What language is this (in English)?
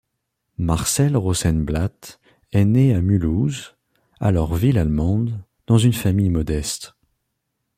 French